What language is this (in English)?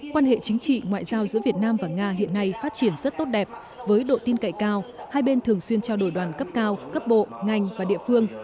Vietnamese